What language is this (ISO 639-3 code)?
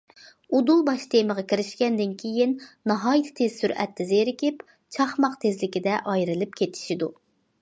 uig